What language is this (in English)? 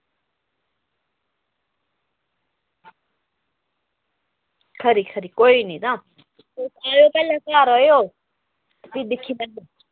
Dogri